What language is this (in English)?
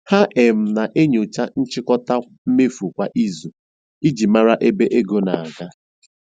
Igbo